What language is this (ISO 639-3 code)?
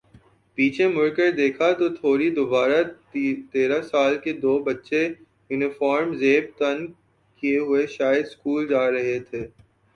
urd